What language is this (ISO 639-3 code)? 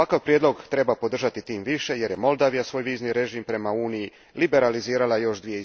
hrv